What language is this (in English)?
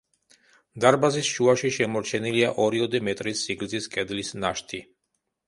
Georgian